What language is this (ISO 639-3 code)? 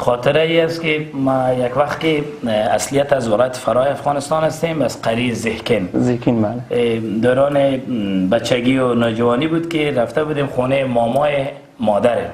fas